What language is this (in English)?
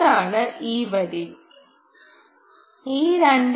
Malayalam